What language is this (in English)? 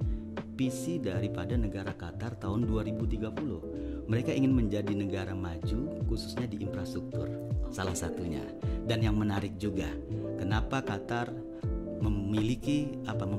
Indonesian